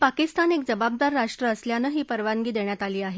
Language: Marathi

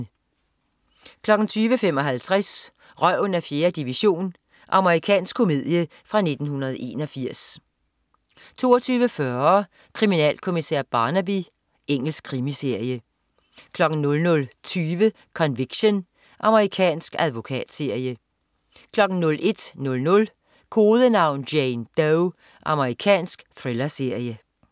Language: Danish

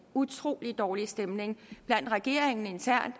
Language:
Danish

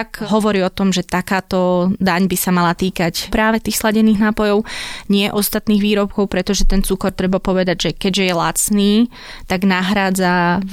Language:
Slovak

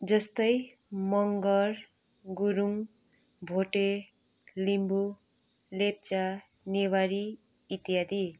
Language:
Nepali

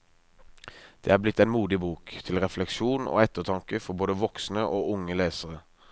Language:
Norwegian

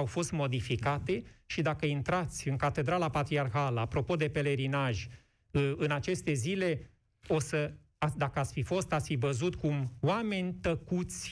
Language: Romanian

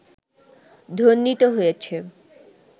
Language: Bangla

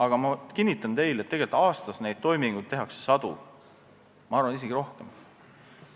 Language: Estonian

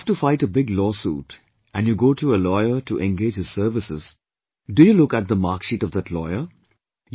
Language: English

